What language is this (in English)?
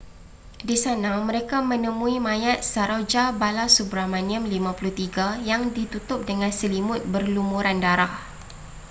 Malay